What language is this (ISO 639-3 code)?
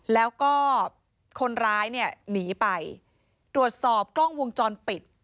tha